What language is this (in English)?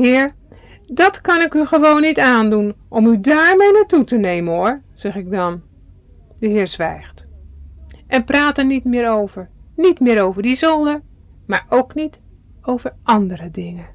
Dutch